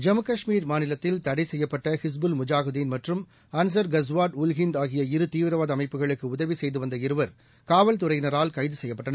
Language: Tamil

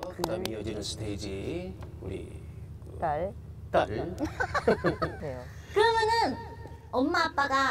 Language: Korean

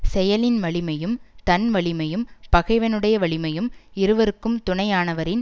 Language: Tamil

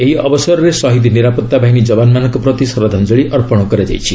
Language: Odia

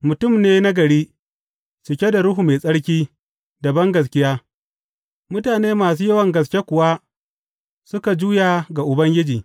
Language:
Hausa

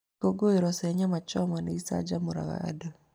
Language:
Kikuyu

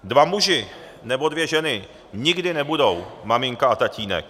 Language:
Czech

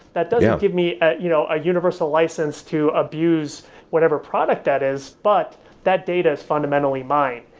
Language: English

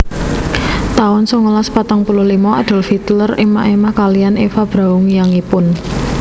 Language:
Javanese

